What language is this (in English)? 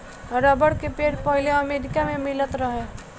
Bhojpuri